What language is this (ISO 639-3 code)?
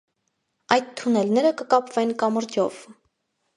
hye